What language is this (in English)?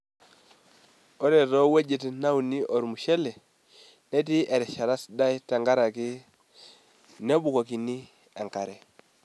Masai